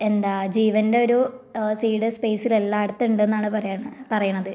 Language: Malayalam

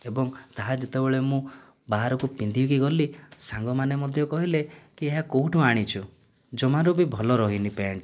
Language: Odia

